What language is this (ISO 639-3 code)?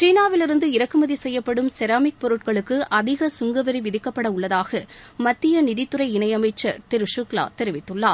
tam